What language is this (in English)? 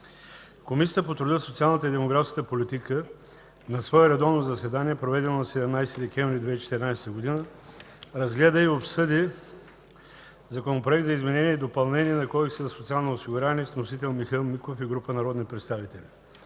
Bulgarian